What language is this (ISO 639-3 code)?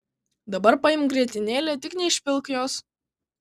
lit